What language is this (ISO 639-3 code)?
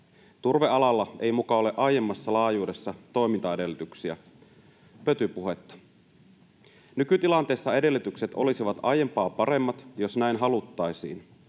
fin